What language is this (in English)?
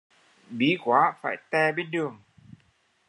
Vietnamese